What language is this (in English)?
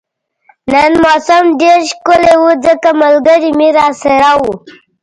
Pashto